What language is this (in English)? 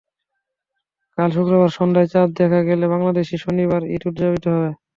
Bangla